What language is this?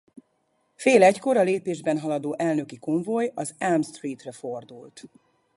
Hungarian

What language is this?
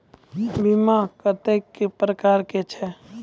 Maithili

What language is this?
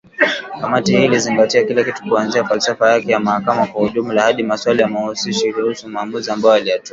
Swahili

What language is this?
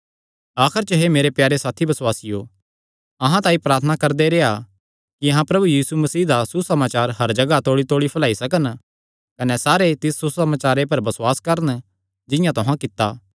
Kangri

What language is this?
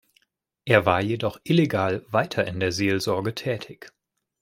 German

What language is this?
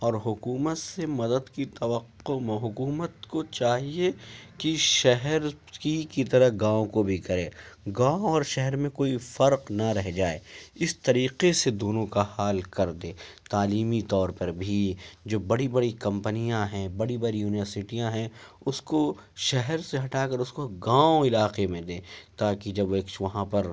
Urdu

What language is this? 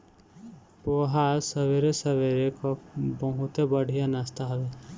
Bhojpuri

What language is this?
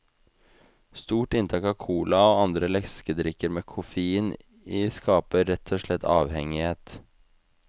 Norwegian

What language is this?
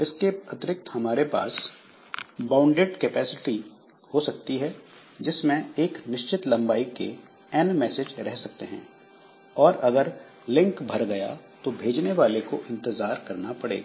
Hindi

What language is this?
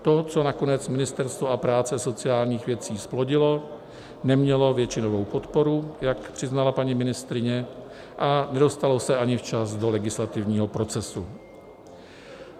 Czech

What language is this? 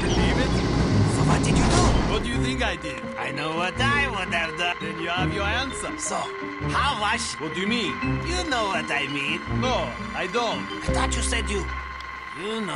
Korean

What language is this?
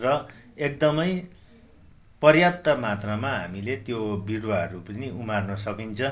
Nepali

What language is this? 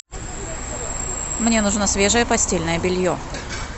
Russian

